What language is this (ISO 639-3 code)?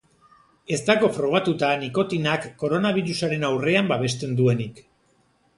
eus